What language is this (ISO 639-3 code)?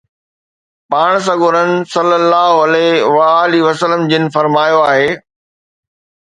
snd